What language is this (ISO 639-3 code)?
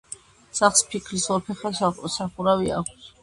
kat